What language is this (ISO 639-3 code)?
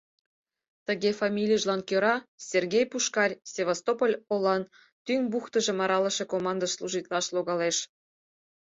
chm